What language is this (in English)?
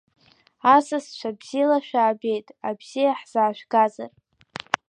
Abkhazian